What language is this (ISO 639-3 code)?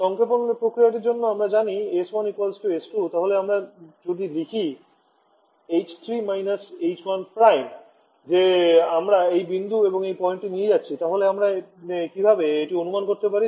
ben